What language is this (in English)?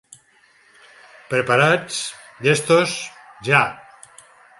Catalan